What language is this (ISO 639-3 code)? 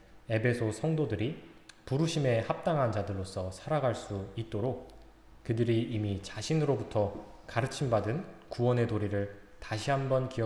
kor